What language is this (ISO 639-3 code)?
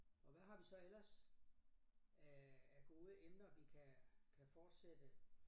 dan